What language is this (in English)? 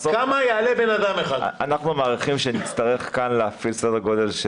Hebrew